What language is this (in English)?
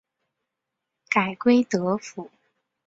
Chinese